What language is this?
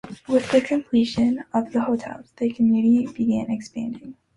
English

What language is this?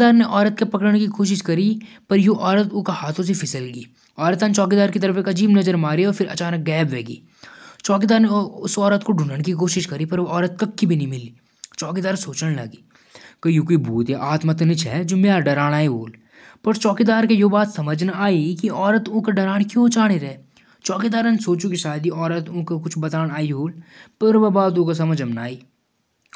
Jaunsari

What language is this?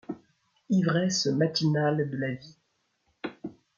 French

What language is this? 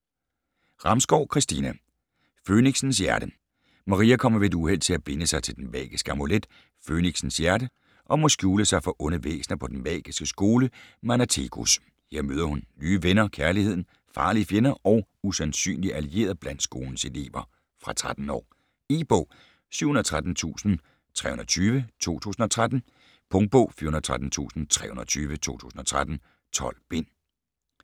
Danish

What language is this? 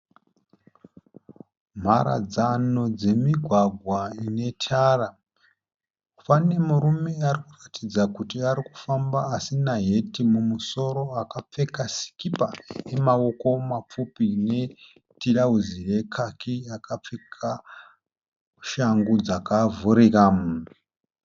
Shona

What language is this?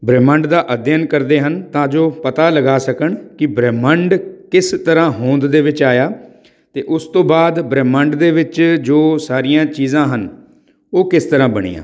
Punjabi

